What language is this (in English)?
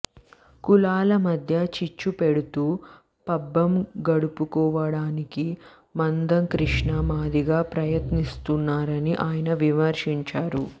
Telugu